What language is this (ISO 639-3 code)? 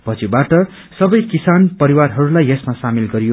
nep